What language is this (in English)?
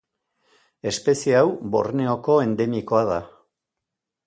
Basque